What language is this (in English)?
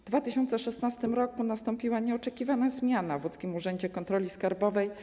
Polish